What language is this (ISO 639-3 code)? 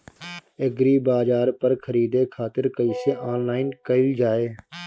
bho